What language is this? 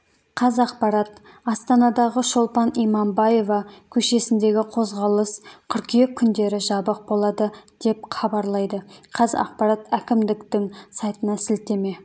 Kazakh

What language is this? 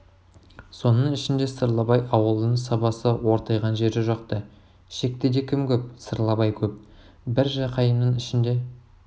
Kazakh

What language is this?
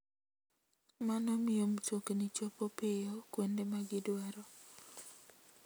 Luo (Kenya and Tanzania)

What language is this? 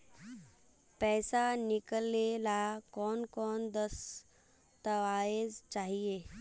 Magahi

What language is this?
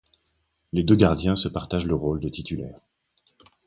French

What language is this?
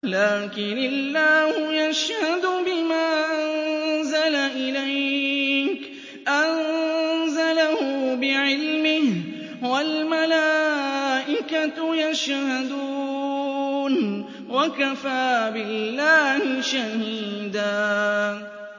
Arabic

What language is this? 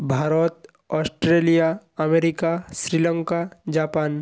Bangla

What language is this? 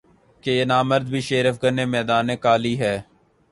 Urdu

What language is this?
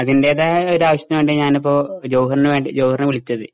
Malayalam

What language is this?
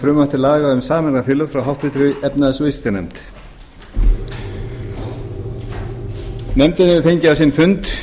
Icelandic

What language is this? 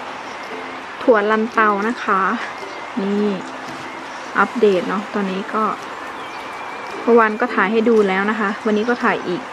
Thai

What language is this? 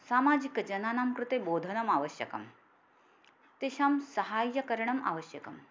Sanskrit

